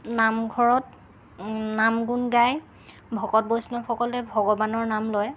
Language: Assamese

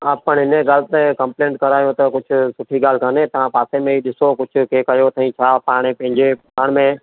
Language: Sindhi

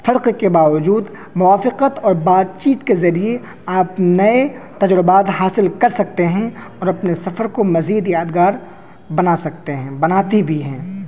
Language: Urdu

